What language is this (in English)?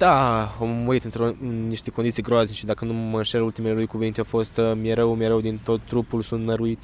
Romanian